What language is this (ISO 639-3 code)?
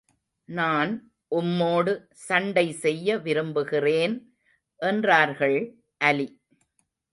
tam